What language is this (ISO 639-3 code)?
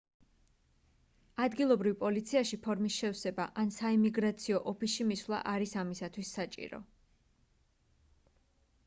kat